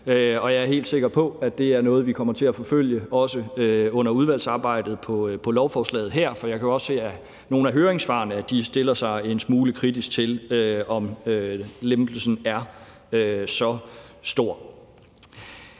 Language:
Danish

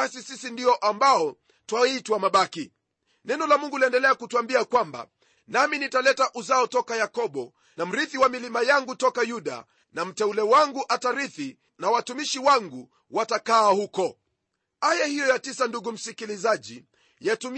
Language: Swahili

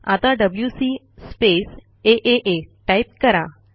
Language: Marathi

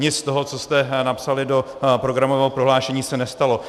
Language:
Czech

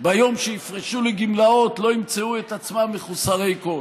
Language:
Hebrew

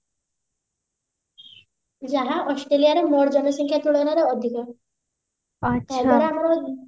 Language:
Odia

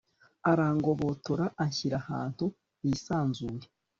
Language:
Kinyarwanda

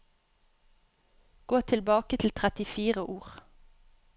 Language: Norwegian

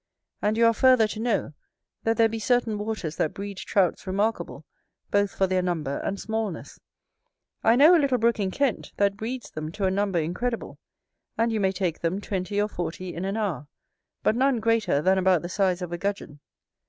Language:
English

